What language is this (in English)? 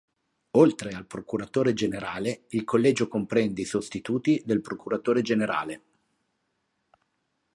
Italian